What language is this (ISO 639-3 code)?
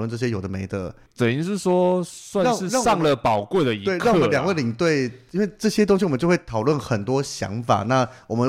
zho